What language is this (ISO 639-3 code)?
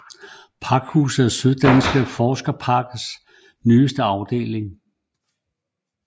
dan